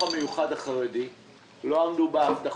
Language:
Hebrew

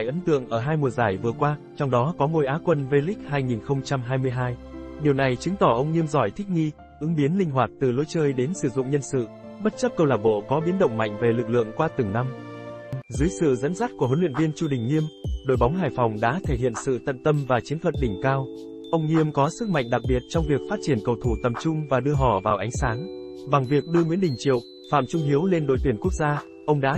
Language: Vietnamese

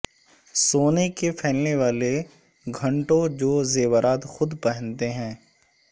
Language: Urdu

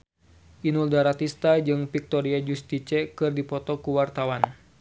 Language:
Sundanese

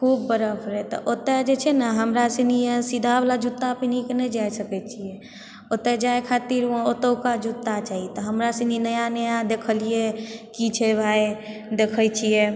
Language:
Maithili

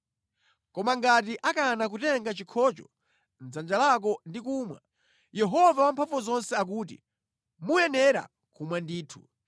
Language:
Nyanja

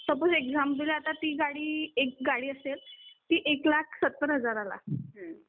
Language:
Marathi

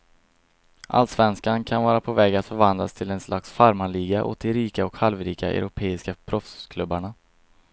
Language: Swedish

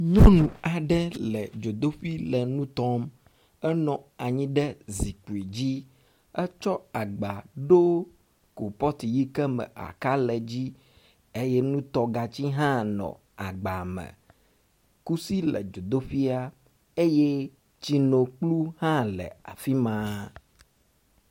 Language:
Ewe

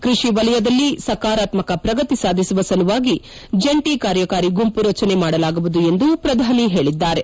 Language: Kannada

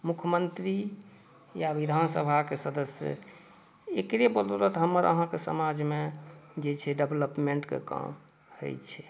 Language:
Maithili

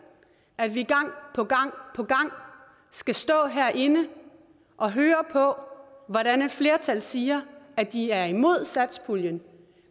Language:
Danish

